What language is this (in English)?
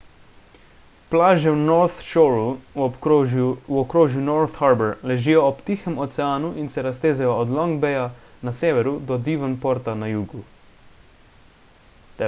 Slovenian